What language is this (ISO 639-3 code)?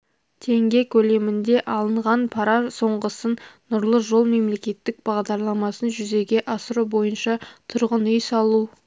kaz